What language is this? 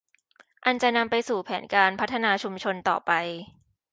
Thai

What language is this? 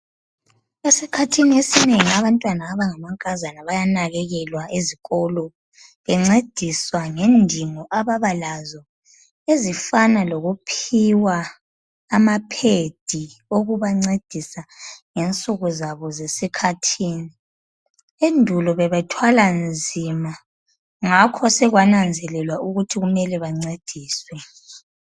North Ndebele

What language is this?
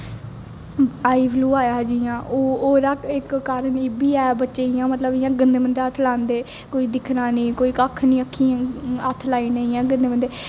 Dogri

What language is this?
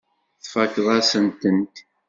Kabyle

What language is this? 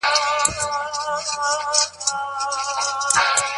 Pashto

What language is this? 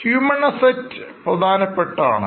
Malayalam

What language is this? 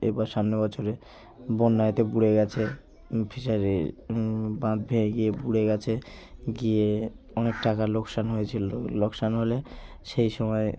Bangla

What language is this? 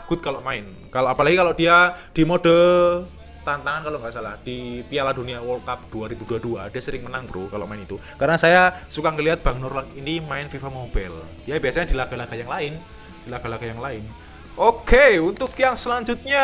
Indonesian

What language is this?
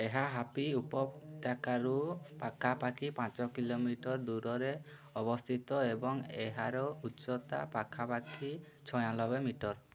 Odia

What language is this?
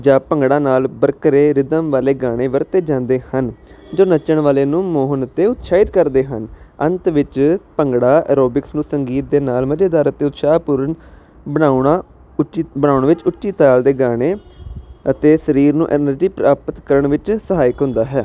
Punjabi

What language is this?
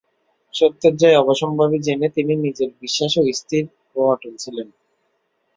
Bangla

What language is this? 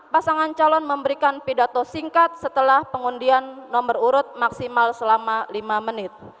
Indonesian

